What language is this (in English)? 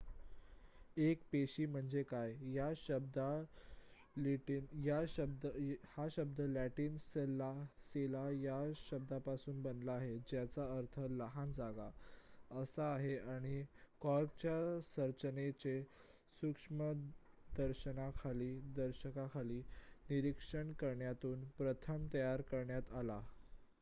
Marathi